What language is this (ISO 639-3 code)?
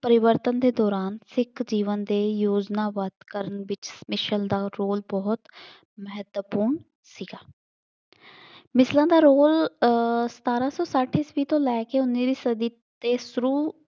pan